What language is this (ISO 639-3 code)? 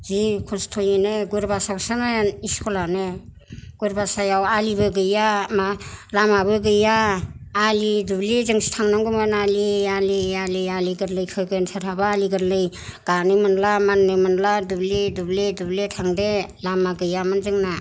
brx